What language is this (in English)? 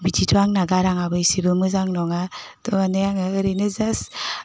Bodo